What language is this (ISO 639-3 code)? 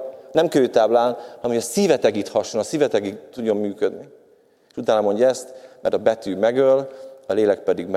hun